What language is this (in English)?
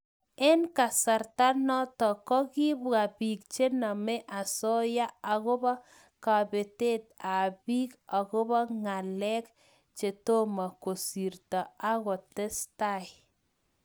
Kalenjin